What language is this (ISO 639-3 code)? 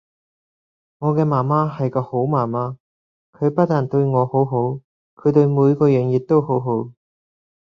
yue